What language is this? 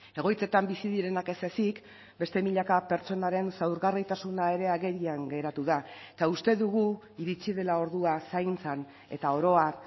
Basque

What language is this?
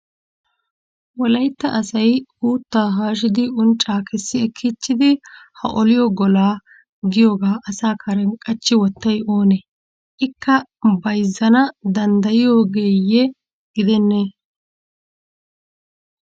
Wolaytta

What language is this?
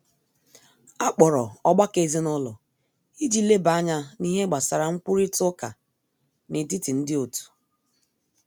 Igbo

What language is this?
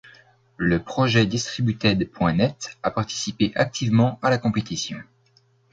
French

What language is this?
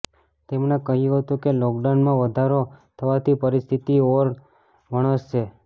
Gujarati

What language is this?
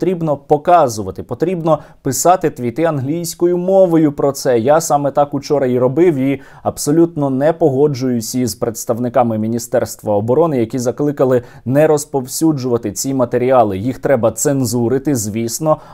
Ukrainian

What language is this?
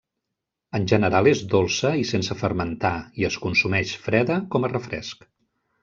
Catalan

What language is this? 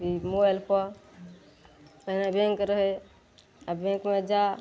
Maithili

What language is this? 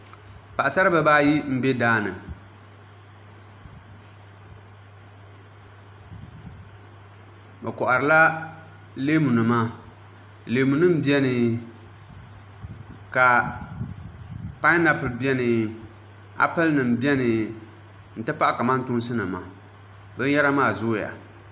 Dagbani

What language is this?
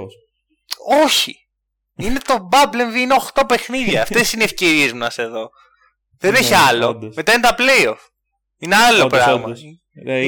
Greek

